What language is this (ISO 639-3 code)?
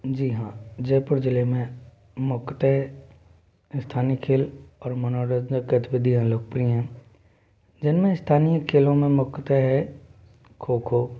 hin